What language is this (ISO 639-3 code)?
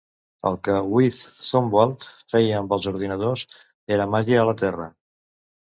cat